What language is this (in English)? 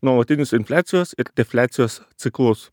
Lithuanian